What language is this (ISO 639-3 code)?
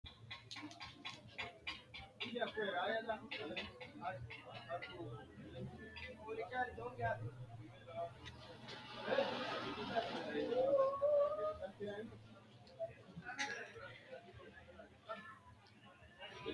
sid